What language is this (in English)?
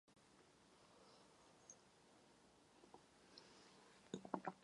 Czech